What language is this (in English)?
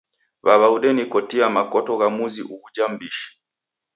Taita